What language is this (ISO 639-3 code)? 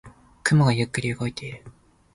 jpn